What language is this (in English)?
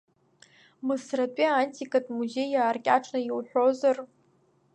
Abkhazian